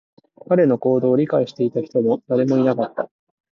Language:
Japanese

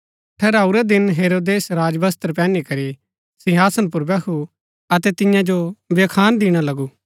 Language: Gaddi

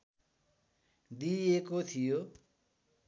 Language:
Nepali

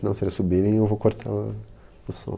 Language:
Portuguese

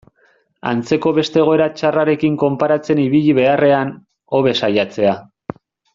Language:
Basque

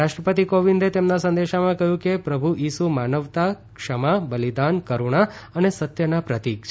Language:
Gujarati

